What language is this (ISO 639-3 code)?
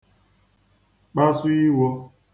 ibo